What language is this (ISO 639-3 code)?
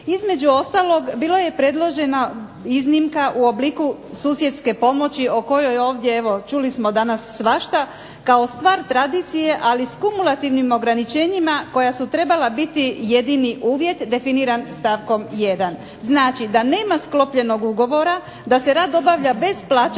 hrv